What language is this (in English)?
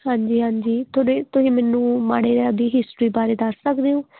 Punjabi